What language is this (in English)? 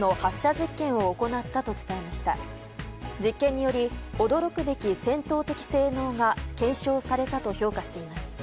Japanese